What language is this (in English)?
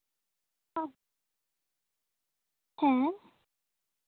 Santali